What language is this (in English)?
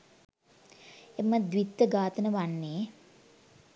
Sinhala